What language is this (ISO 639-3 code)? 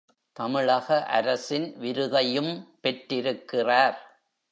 tam